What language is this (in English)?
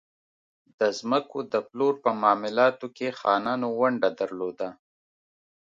Pashto